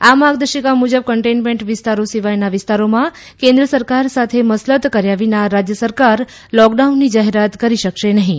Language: Gujarati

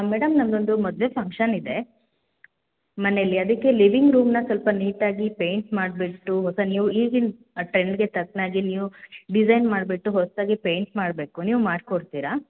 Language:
Kannada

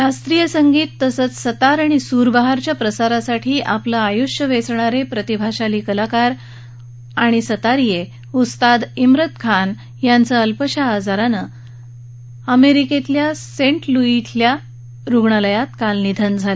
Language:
Marathi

